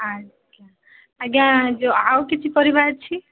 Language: Odia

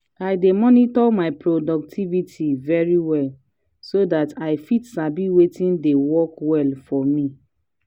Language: Nigerian Pidgin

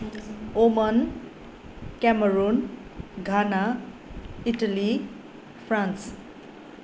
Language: Nepali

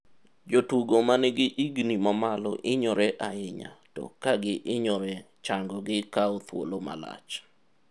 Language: Luo (Kenya and Tanzania)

